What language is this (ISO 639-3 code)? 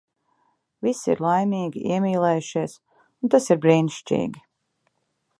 lav